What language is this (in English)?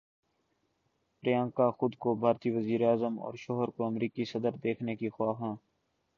Urdu